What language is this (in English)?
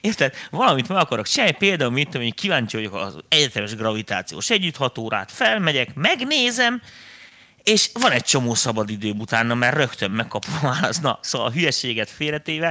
Hungarian